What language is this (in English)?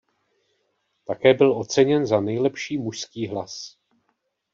Czech